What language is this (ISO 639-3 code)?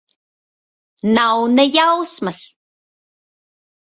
lav